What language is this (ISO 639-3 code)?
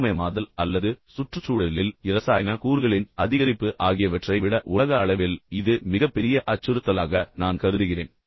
tam